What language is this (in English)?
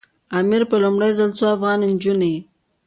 Pashto